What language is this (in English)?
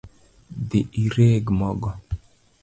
Luo (Kenya and Tanzania)